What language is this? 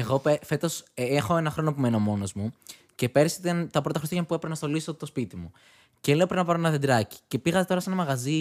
Greek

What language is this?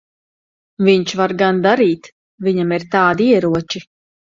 Latvian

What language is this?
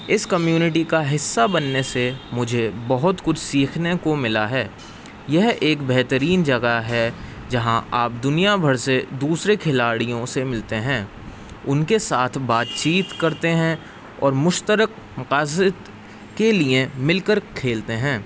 Urdu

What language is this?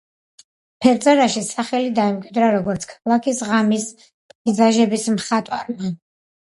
Georgian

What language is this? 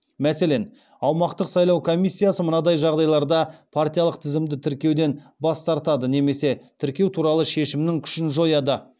Kazakh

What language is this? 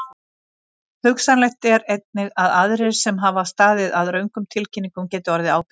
Icelandic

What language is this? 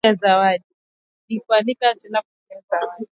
Swahili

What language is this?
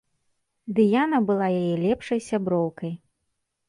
Belarusian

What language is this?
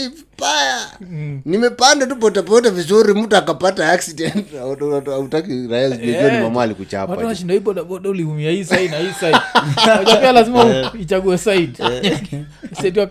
Swahili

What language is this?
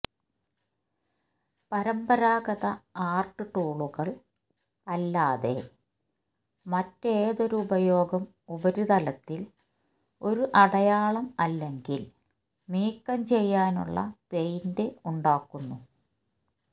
Malayalam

